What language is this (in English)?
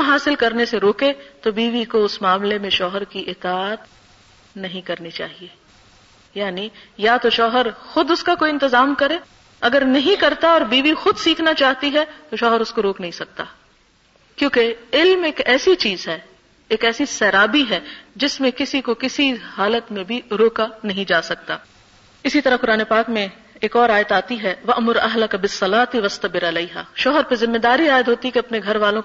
Urdu